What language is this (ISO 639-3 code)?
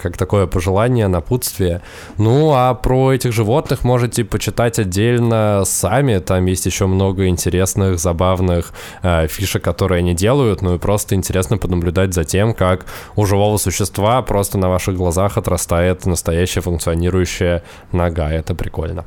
rus